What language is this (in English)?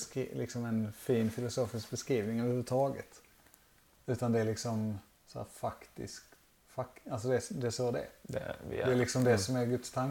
Swedish